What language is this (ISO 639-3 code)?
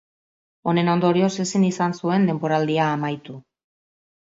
eus